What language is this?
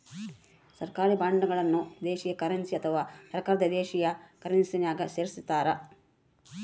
Kannada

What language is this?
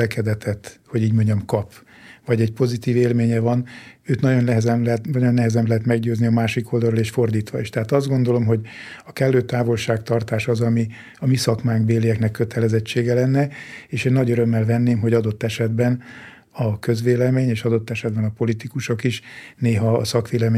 Hungarian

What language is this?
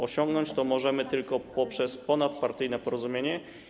Polish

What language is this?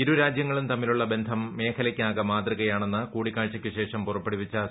Malayalam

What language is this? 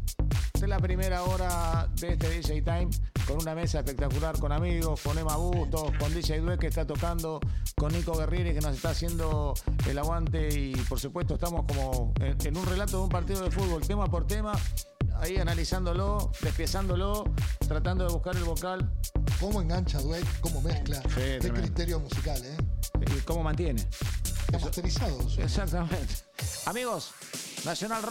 Spanish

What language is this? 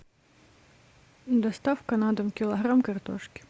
Russian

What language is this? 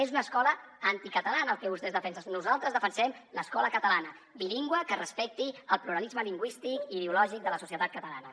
Catalan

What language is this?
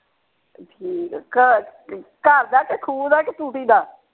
Punjabi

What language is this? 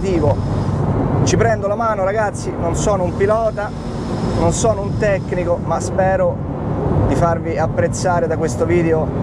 Italian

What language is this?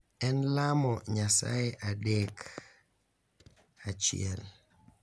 Luo (Kenya and Tanzania)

